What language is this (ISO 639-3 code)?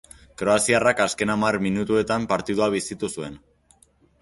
eus